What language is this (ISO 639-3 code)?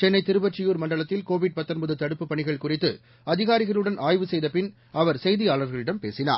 tam